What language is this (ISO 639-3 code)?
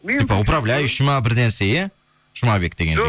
kaz